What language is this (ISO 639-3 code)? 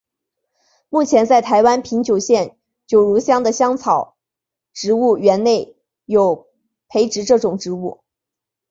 zho